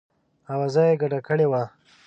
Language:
Pashto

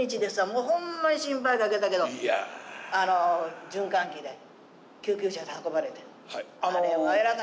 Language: Japanese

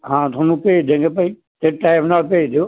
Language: Punjabi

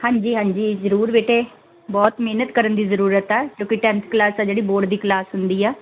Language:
Punjabi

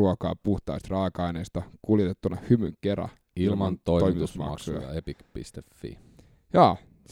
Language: Finnish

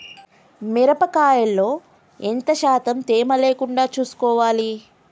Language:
Telugu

